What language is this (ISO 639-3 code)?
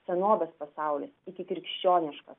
lit